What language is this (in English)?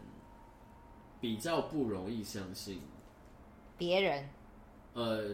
Chinese